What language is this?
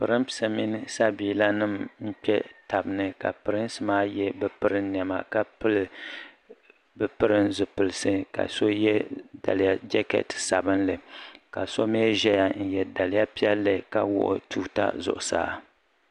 Dagbani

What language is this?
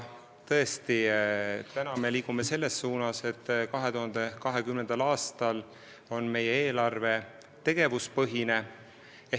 Estonian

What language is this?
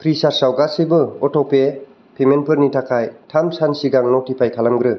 Bodo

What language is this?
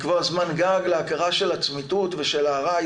Hebrew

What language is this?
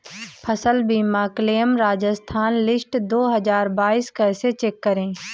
Hindi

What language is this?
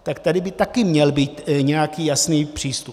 Czech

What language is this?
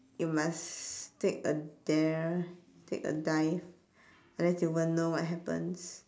English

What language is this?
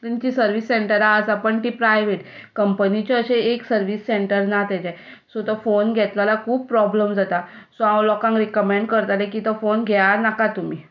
Konkani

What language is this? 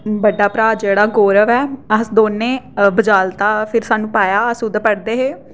Dogri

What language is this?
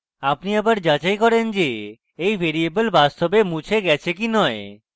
Bangla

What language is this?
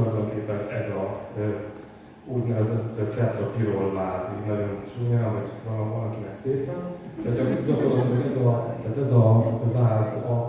Hungarian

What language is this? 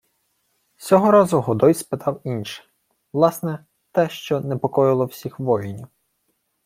Ukrainian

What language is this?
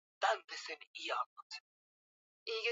Swahili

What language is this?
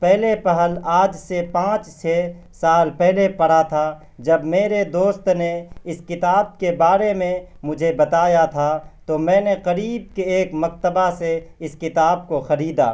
Urdu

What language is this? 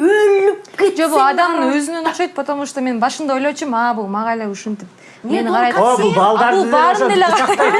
Turkish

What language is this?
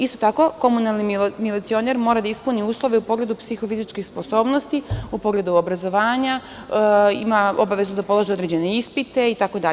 Serbian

